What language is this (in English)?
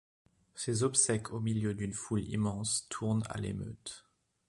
French